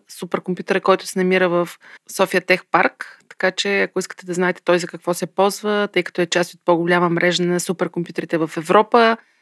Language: Bulgarian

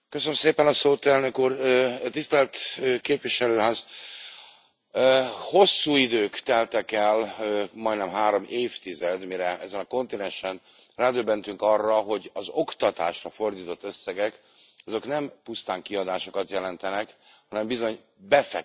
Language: Hungarian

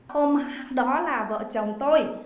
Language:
Vietnamese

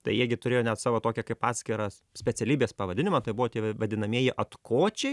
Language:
Lithuanian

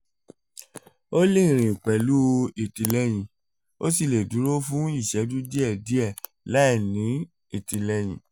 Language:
Yoruba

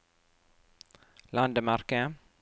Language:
Norwegian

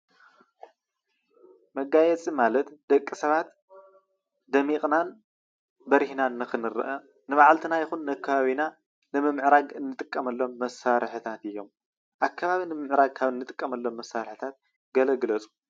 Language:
Tigrinya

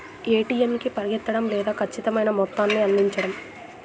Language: Telugu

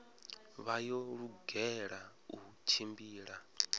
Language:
Venda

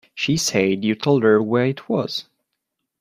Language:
English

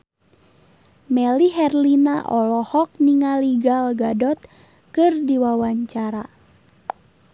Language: Sundanese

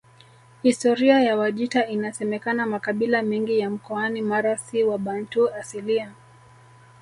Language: Swahili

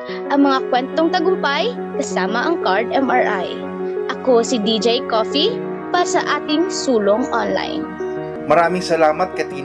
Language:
Filipino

